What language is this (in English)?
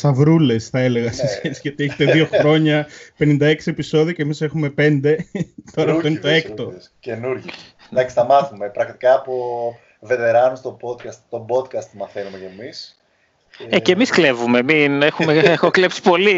Greek